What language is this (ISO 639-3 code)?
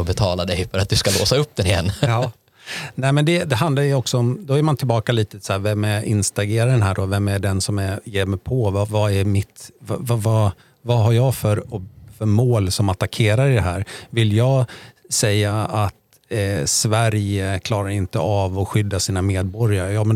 swe